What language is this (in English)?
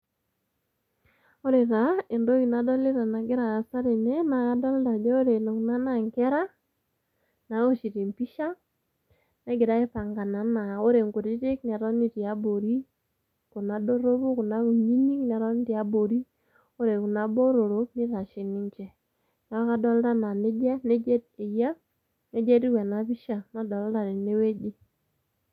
Masai